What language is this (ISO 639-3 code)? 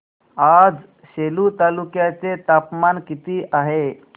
mar